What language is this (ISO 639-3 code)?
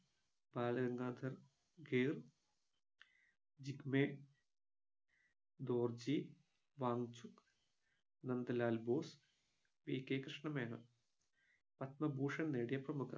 mal